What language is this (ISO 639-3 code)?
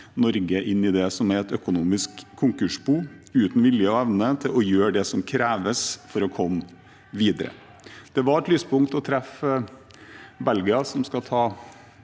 nor